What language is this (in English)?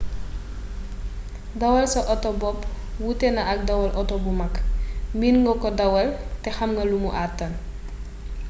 Wolof